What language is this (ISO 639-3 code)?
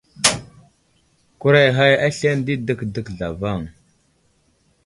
udl